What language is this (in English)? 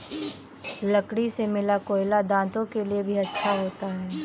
Hindi